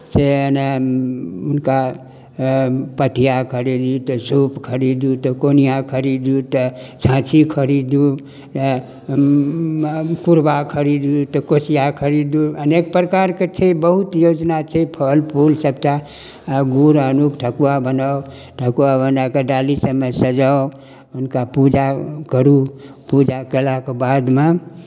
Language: Maithili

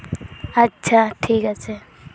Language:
Santali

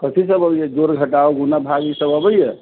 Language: Maithili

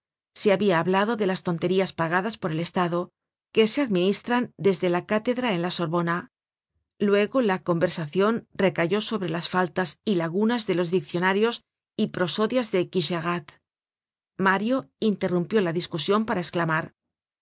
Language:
Spanish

